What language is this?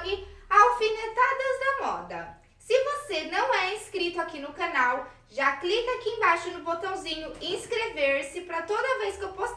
Portuguese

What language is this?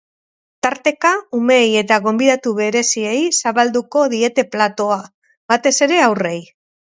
Basque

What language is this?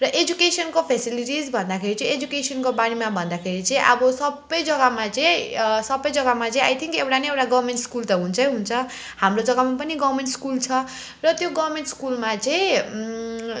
Nepali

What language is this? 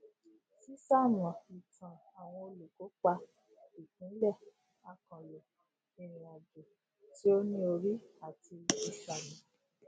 Yoruba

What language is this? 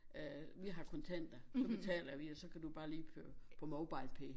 Danish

